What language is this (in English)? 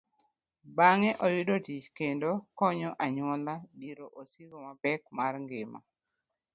Luo (Kenya and Tanzania)